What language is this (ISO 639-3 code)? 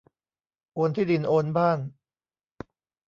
tha